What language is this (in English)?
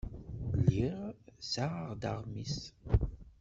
Kabyle